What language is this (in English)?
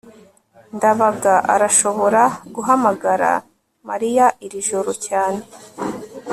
Kinyarwanda